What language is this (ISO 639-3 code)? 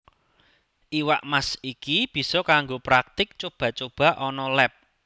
jav